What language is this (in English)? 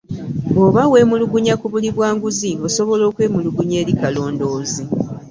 Ganda